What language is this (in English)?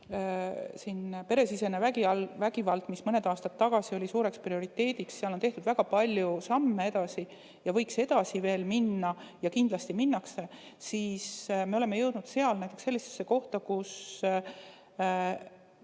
Estonian